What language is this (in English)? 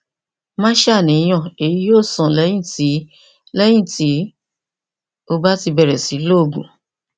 Yoruba